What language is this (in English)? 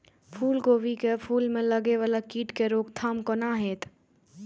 Maithili